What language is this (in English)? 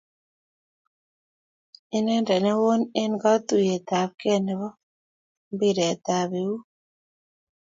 Kalenjin